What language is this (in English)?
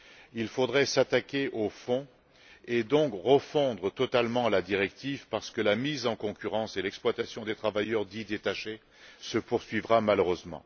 French